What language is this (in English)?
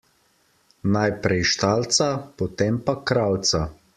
Slovenian